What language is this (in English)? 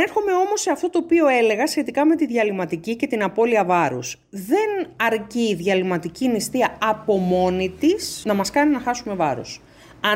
Greek